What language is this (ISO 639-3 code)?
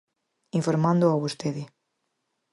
glg